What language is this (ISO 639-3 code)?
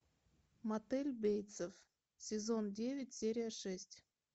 rus